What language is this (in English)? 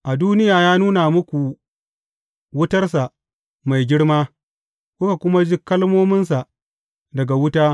Hausa